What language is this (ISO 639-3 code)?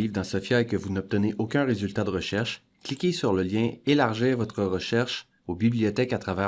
fra